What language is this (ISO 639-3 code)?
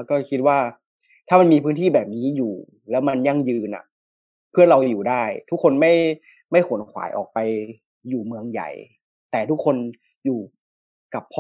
tha